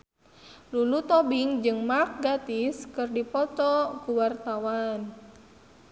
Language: Sundanese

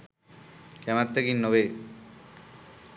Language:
Sinhala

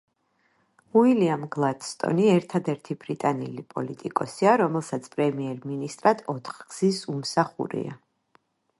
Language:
Georgian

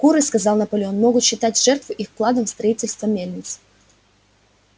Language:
Russian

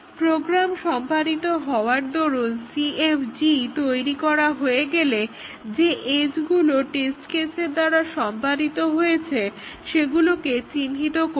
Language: Bangla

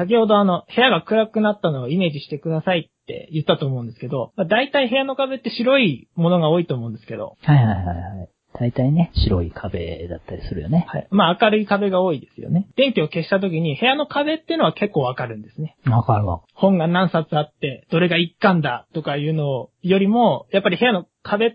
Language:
Japanese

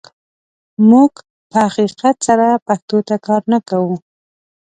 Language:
Pashto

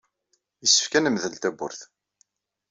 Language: Kabyle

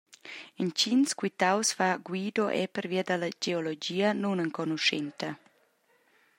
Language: Romansh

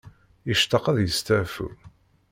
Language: Kabyle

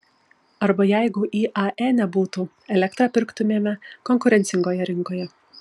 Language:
Lithuanian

